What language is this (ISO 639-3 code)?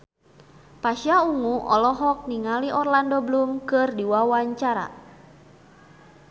sun